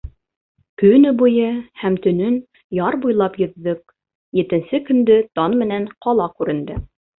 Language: Bashkir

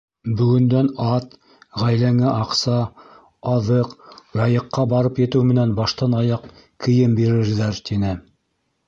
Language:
Bashkir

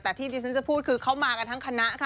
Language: Thai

